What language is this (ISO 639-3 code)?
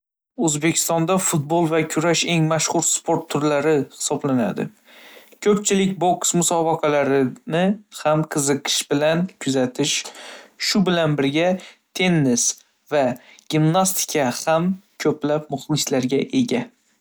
uzb